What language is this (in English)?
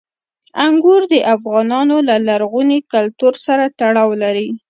Pashto